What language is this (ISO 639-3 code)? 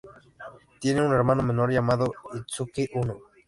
spa